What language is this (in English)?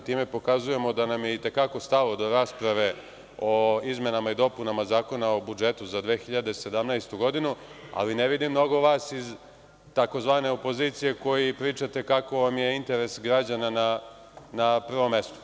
Serbian